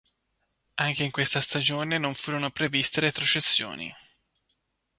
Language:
Italian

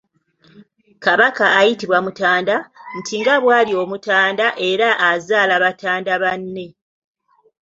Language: Ganda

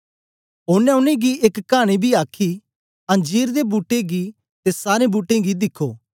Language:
Dogri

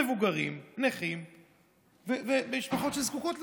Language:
Hebrew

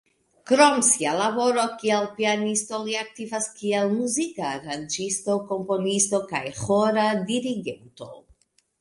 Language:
Esperanto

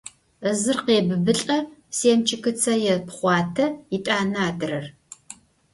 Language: Adyghe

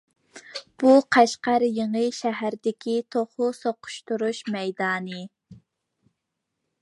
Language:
Uyghur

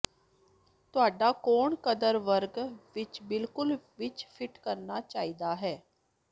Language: Punjabi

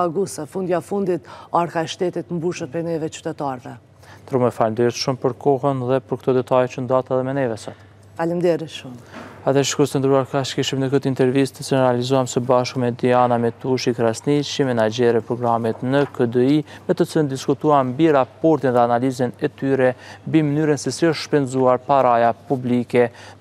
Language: Romanian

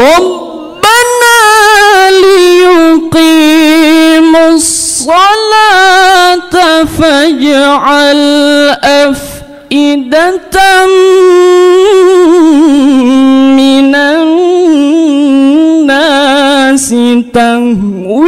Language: Arabic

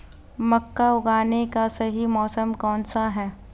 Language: Hindi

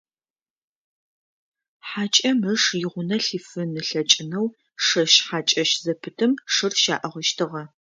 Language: Adyghe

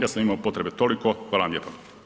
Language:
Croatian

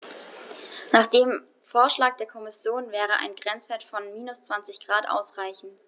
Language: German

